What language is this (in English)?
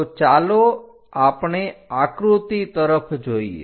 Gujarati